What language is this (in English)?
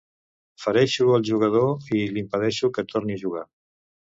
Catalan